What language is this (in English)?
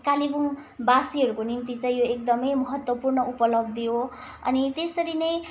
Nepali